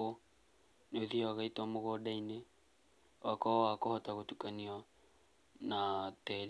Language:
Kikuyu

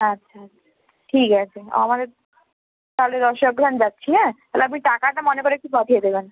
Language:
Bangla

